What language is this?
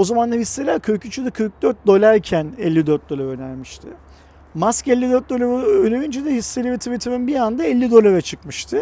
Turkish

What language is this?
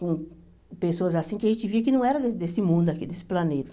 Portuguese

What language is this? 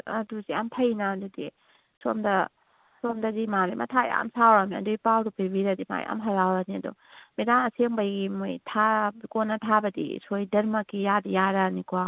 Manipuri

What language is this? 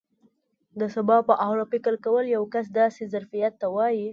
Pashto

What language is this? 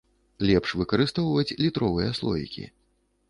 Belarusian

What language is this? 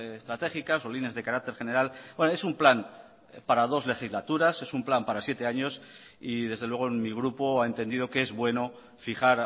Spanish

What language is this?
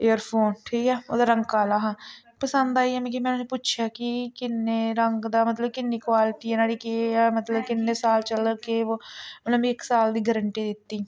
Dogri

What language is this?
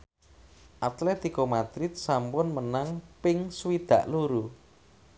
Javanese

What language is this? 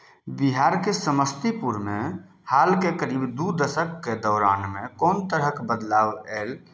Maithili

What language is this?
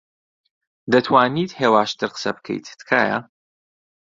Central Kurdish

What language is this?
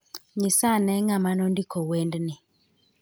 Luo (Kenya and Tanzania)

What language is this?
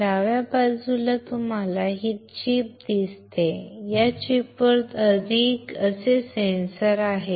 Marathi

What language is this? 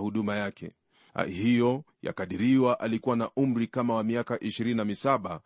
Swahili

